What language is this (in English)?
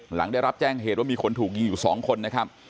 Thai